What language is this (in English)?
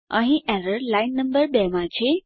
Gujarati